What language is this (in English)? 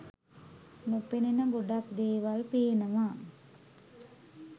Sinhala